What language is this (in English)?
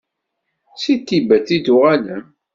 Kabyle